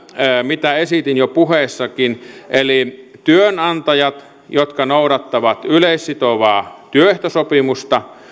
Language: Finnish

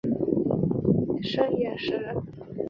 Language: Chinese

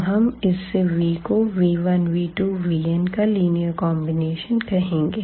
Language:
Hindi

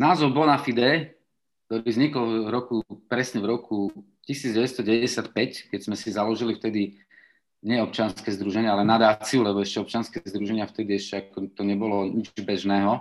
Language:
Slovak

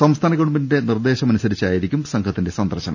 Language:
Malayalam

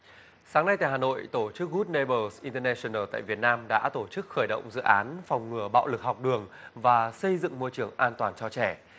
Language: Vietnamese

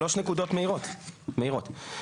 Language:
Hebrew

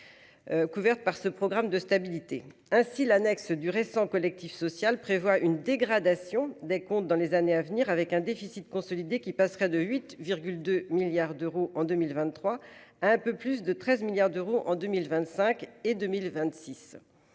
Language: French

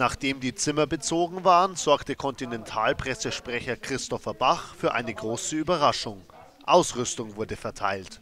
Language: German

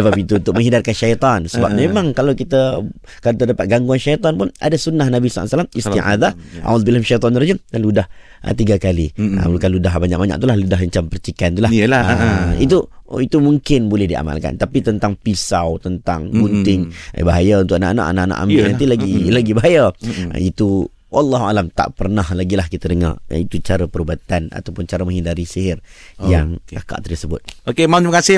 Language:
Malay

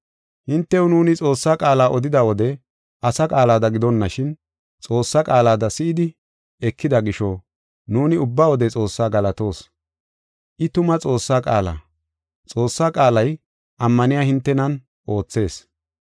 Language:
Gofa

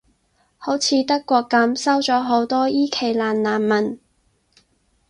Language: Cantonese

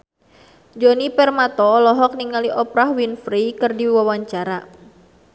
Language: Sundanese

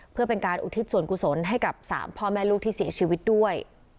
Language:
Thai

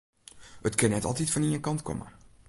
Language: Western Frisian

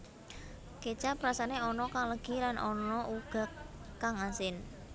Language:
Javanese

